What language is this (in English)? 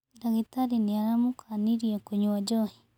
Kikuyu